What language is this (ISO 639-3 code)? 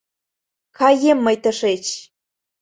chm